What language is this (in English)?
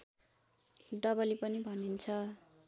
Nepali